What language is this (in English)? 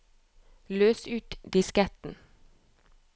Norwegian